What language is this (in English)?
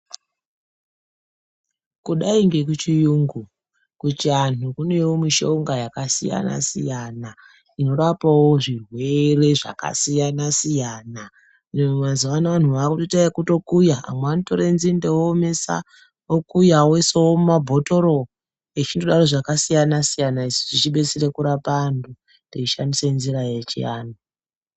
Ndau